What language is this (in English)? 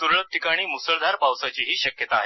Marathi